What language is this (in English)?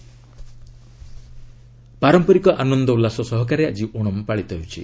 Odia